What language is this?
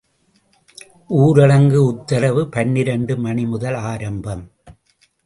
Tamil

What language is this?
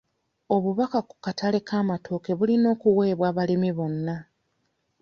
Ganda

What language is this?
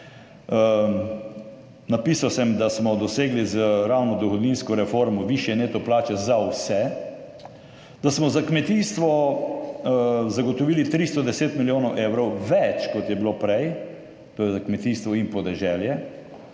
Slovenian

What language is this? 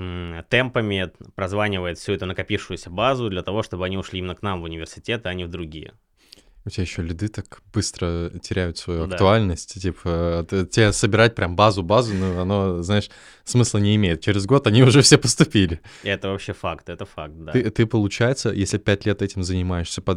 Russian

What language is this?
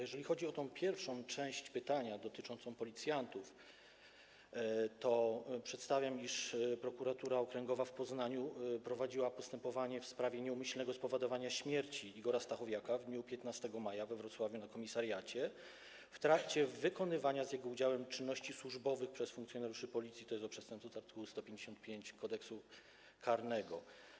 Polish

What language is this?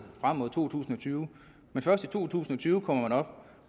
Danish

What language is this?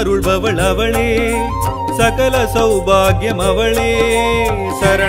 Kannada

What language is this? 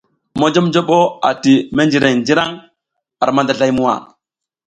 South Giziga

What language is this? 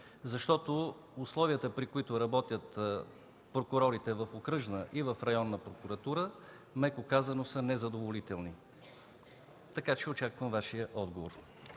Bulgarian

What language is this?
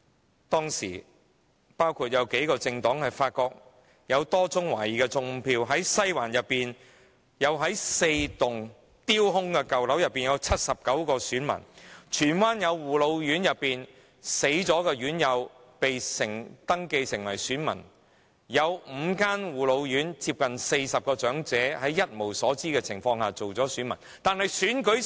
Cantonese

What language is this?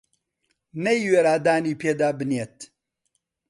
Central Kurdish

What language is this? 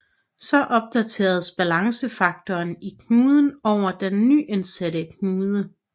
Danish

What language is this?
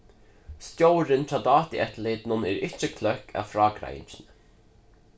Faroese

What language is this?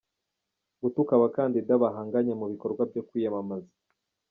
Kinyarwanda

